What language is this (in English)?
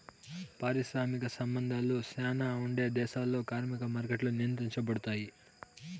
Telugu